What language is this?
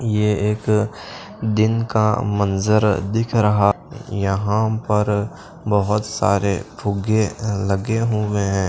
Hindi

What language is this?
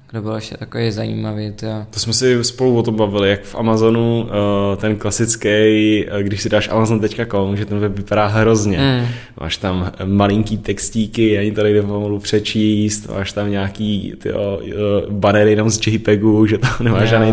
Czech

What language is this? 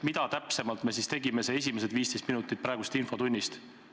Estonian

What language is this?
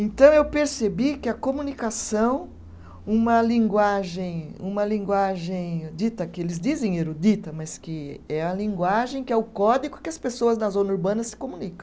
Portuguese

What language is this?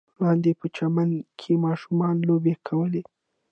Pashto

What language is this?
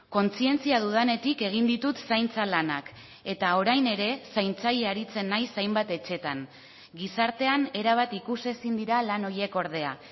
Basque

